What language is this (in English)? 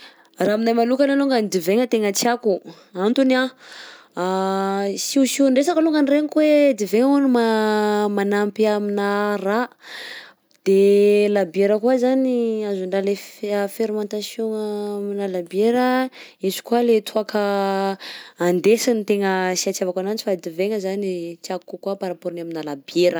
Southern Betsimisaraka Malagasy